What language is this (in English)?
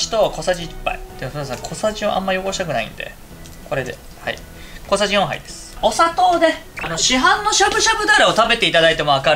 Japanese